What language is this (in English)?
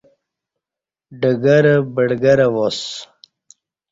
Kati